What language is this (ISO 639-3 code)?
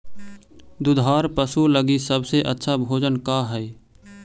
mag